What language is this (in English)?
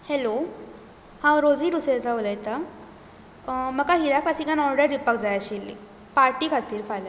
Konkani